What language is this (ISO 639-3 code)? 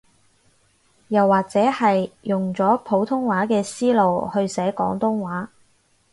yue